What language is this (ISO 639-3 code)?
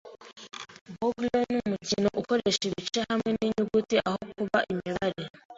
kin